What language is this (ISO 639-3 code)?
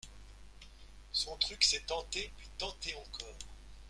fra